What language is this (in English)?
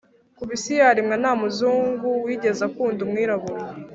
Kinyarwanda